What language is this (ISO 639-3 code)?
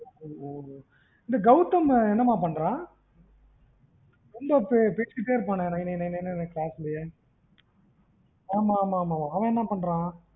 tam